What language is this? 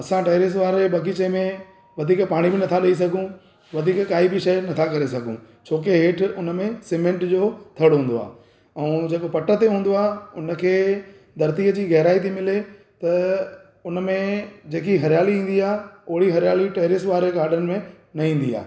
Sindhi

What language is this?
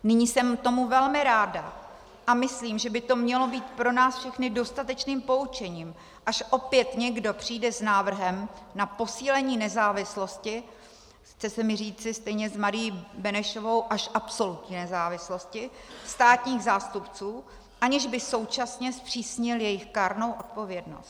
Czech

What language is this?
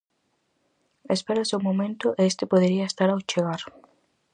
Galician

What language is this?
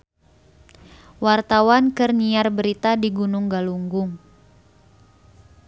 Sundanese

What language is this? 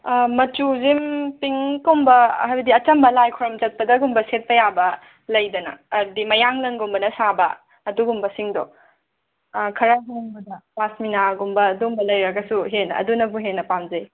Manipuri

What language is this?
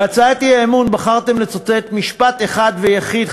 Hebrew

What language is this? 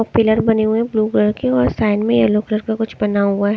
Hindi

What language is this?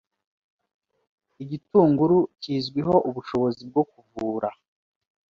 Kinyarwanda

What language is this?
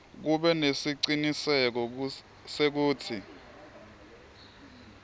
Swati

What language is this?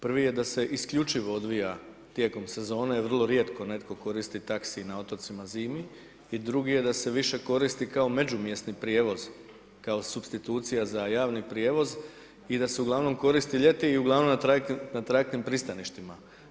Croatian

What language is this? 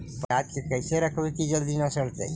Magahi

